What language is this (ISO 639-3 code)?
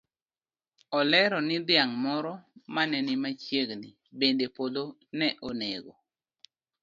luo